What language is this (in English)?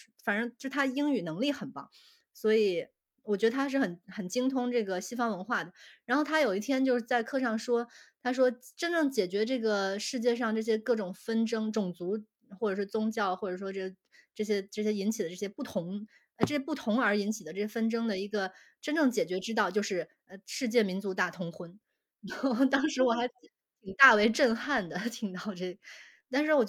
Chinese